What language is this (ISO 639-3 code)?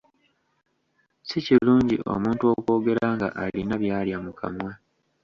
lug